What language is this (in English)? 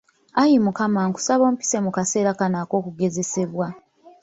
Ganda